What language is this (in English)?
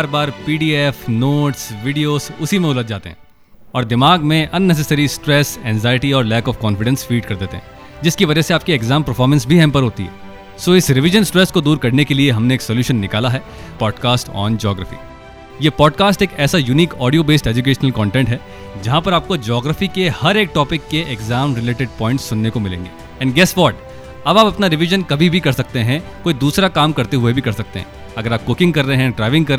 Hindi